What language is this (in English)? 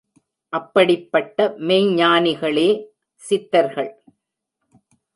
Tamil